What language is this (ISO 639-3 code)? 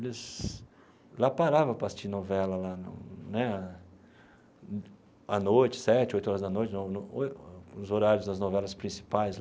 por